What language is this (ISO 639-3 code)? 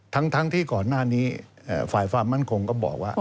tha